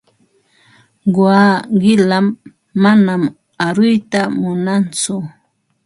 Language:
Ambo-Pasco Quechua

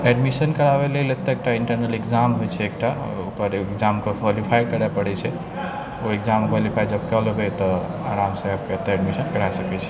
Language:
Maithili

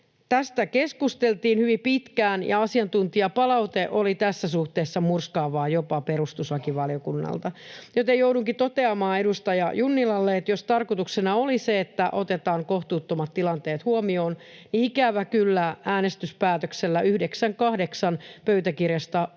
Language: Finnish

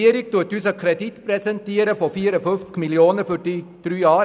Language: Swiss German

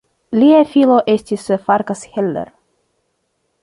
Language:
Esperanto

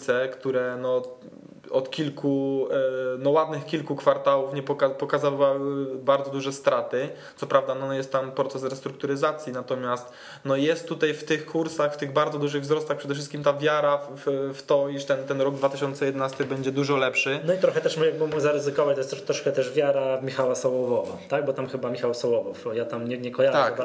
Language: Polish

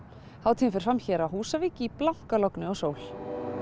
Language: Icelandic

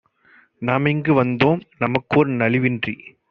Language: Tamil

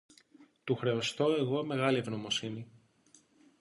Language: Greek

